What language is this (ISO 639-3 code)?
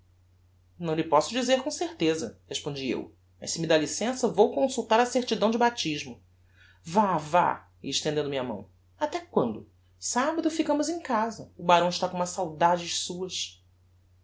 por